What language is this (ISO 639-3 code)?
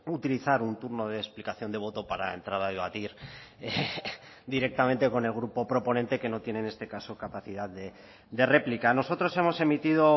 spa